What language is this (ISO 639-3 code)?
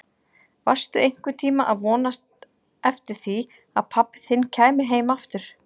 isl